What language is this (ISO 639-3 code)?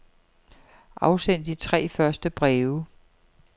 dan